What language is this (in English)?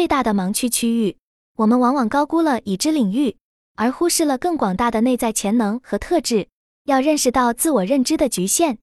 Chinese